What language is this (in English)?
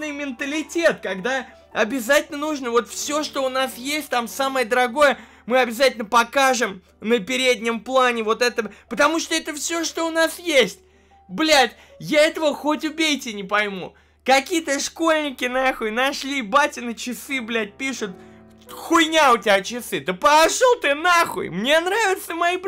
Russian